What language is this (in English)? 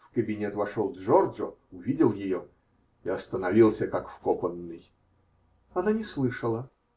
Russian